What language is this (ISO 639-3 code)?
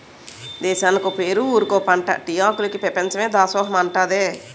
tel